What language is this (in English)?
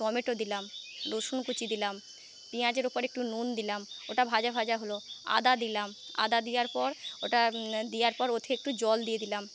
Bangla